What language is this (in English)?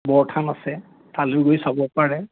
Assamese